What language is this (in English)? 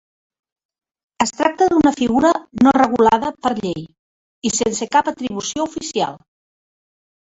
Catalan